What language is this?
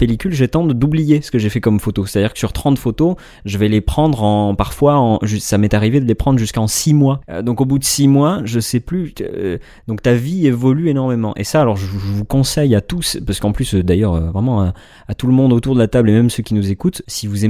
French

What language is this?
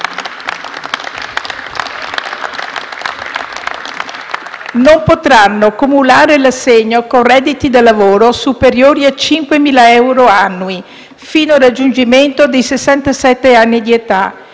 Italian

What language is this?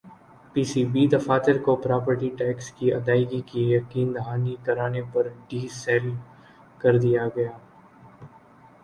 Urdu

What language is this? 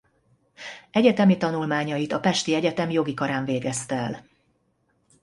Hungarian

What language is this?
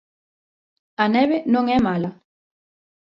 Galician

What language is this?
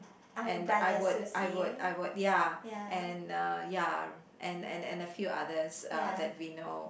English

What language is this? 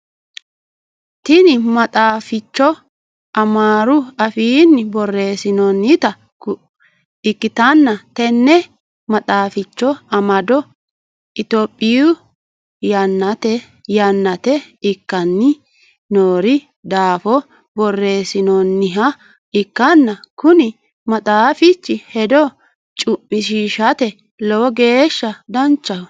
Sidamo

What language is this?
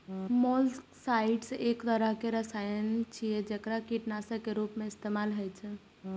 Maithili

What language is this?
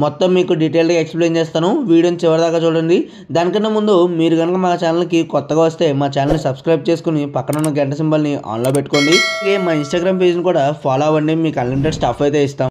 Hindi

